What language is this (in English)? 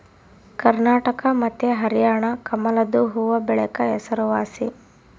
Kannada